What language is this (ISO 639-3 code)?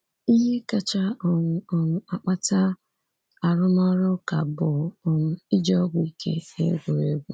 ibo